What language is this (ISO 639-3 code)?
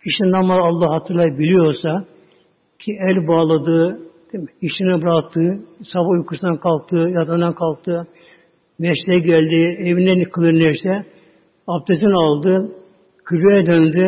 tur